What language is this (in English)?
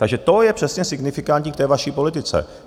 Czech